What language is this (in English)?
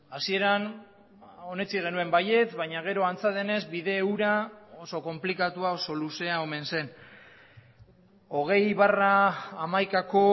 Basque